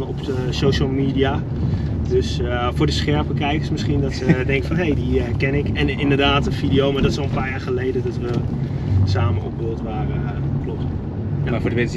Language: Dutch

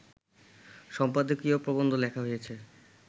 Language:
Bangla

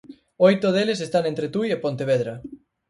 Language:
Galician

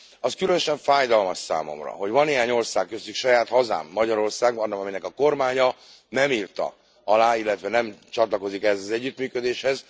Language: Hungarian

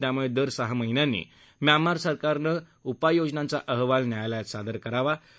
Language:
Marathi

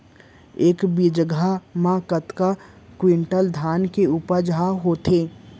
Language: Chhattisgarhi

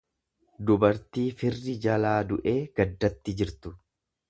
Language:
Oromo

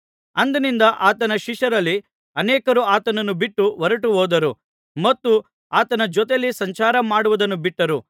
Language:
Kannada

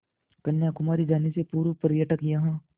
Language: Hindi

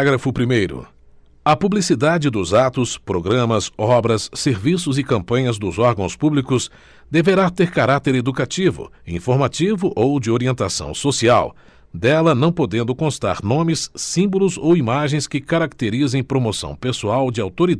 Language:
Portuguese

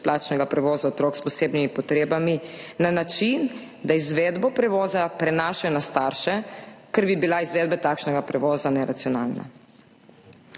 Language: Slovenian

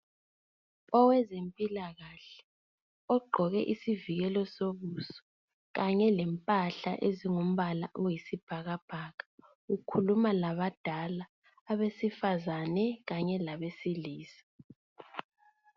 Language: North Ndebele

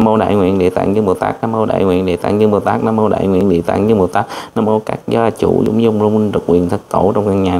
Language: Vietnamese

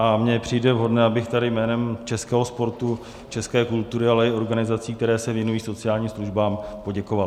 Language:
Czech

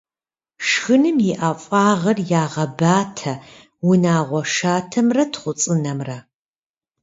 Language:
Kabardian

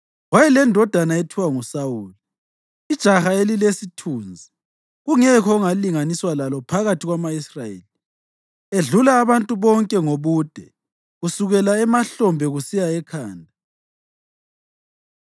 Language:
North Ndebele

